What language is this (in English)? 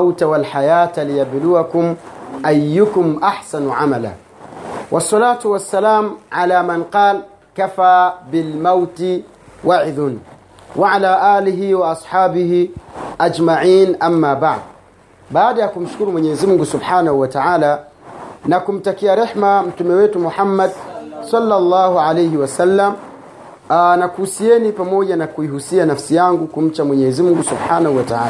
Swahili